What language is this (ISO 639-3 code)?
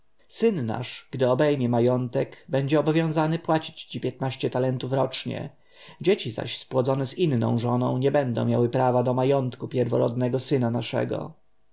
pol